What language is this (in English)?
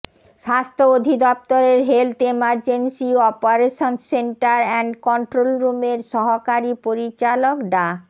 Bangla